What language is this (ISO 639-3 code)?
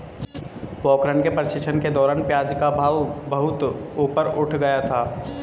hin